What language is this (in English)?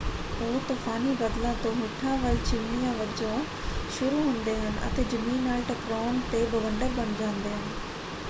Punjabi